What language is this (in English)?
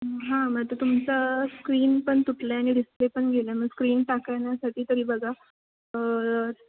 Marathi